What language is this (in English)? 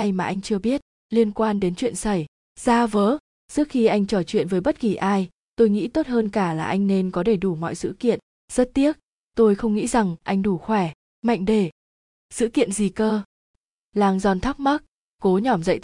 Vietnamese